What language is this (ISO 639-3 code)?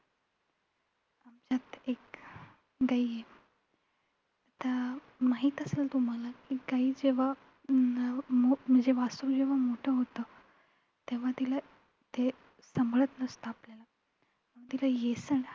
mar